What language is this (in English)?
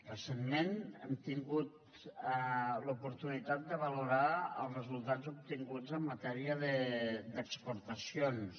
Catalan